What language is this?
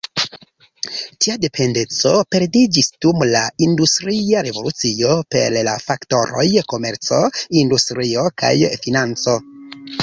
Esperanto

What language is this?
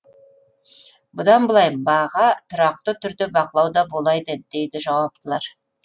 Kazakh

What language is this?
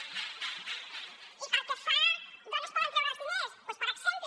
Catalan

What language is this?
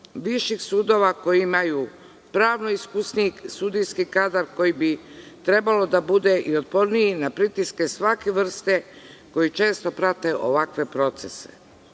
Serbian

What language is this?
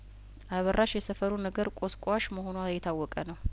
Amharic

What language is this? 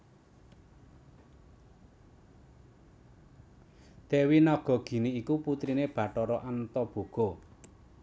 Javanese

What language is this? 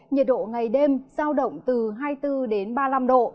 Vietnamese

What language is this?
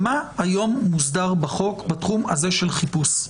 Hebrew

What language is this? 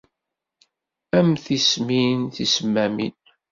Kabyle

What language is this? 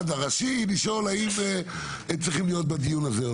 Hebrew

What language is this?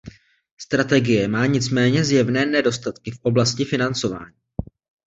Czech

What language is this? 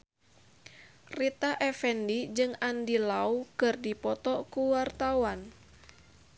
Sundanese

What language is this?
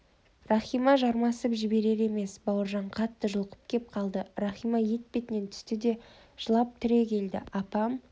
Kazakh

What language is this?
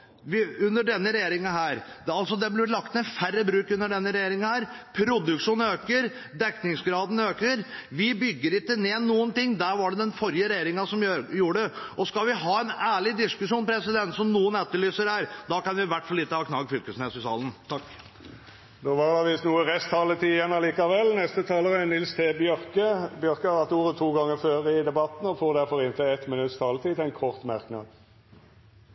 Norwegian Bokmål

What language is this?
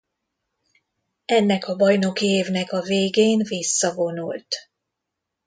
Hungarian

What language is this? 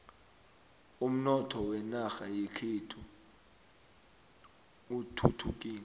South Ndebele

